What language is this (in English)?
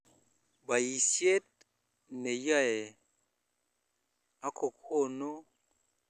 Kalenjin